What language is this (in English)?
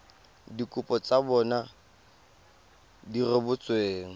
Tswana